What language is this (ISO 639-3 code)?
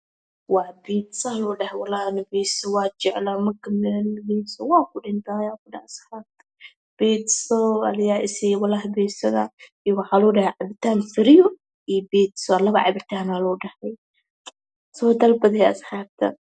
som